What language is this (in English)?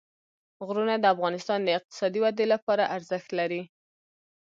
Pashto